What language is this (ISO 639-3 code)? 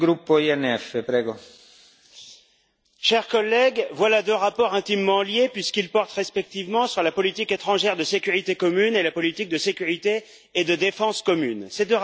fra